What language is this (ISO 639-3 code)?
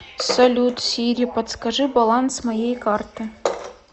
rus